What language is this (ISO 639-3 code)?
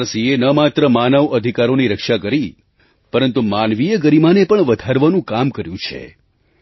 guj